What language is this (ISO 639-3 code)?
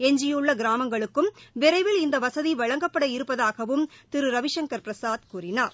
tam